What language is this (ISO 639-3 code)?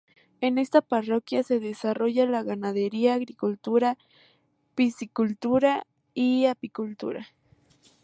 spa